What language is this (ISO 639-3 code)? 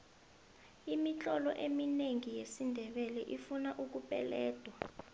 nbl